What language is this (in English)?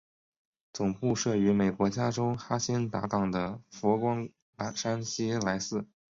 Chinese